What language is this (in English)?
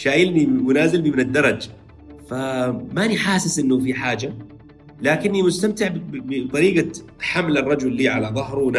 Arabic